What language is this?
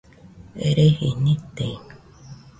Nüpode Huitoto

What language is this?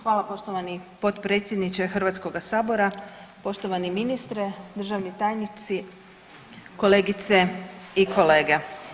Croatian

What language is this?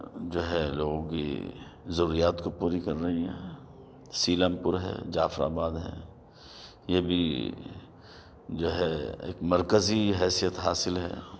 Urdu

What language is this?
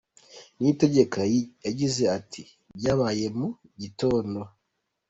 Kinyarwanda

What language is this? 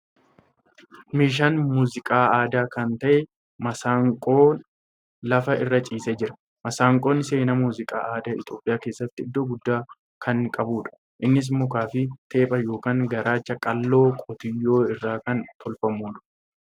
Oromo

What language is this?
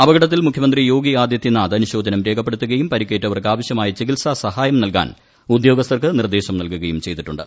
Malayalam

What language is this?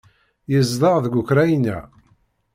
Kabyle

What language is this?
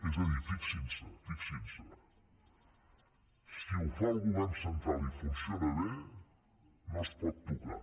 Catalan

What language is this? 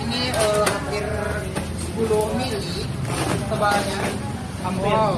Indonesian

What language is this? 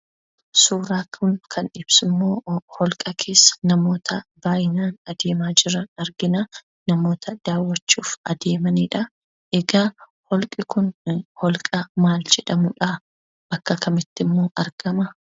Oromo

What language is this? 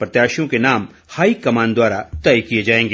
Hindi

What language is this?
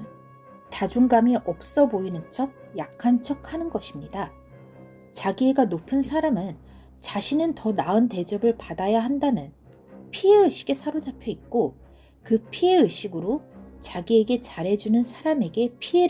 Korean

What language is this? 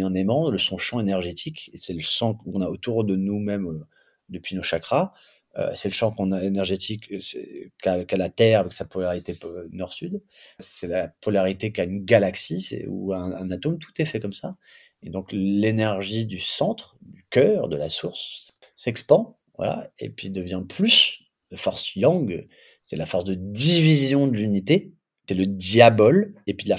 French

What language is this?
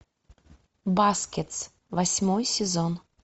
Russian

